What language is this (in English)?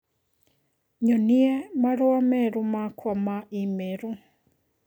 Kikuyu